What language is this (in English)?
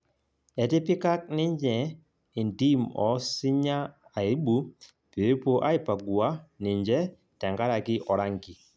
Masai